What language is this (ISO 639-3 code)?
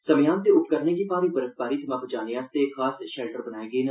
doi